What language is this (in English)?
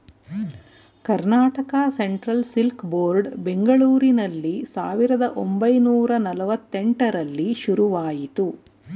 Kannada